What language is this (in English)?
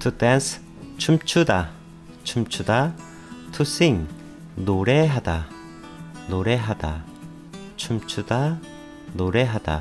Korean